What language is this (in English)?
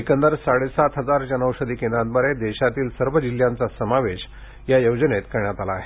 Marathi